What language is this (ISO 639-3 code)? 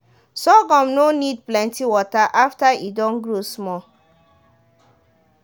pcm